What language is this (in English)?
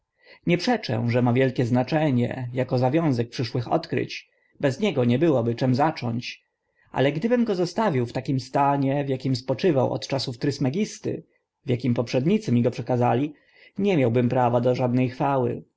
Polish